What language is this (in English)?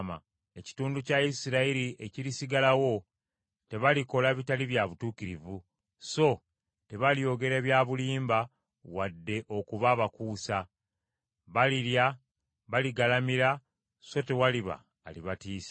Ganda